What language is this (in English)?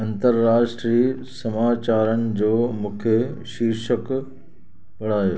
Sindhi